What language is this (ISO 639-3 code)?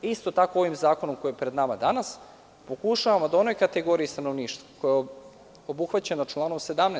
srp